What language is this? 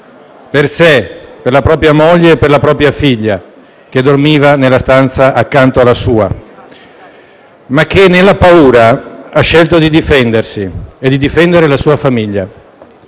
Italian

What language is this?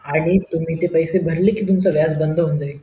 Marathi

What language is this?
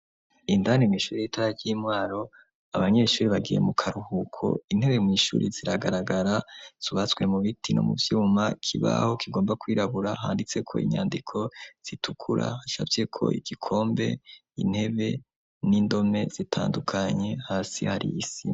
Rundi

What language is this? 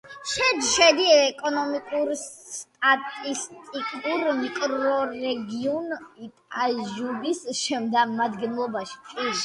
Georgian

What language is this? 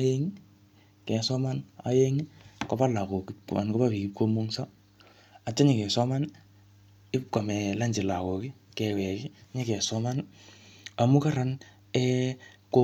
Kalenjin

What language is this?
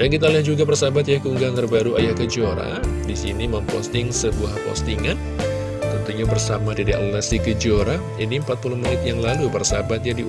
Indonesian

